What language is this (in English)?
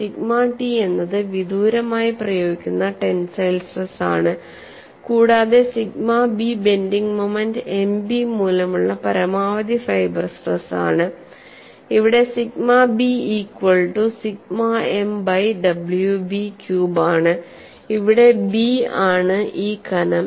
Malayalam